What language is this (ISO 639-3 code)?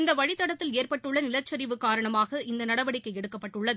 tam